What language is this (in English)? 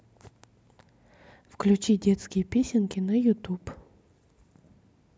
Russian